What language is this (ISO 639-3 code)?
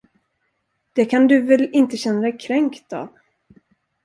swe